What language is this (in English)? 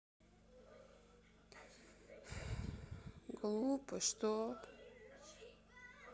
Russian